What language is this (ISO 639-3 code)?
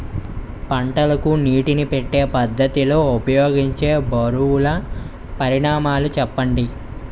tel